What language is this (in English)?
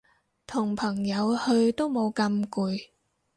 Cantonese